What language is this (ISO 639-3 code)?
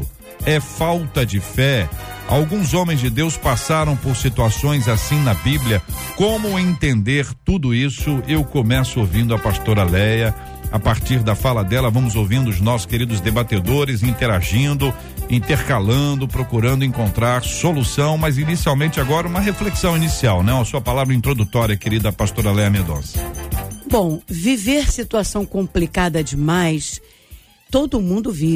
por